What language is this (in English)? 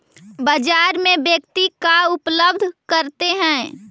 Magahi